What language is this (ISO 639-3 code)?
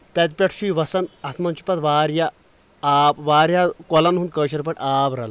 kas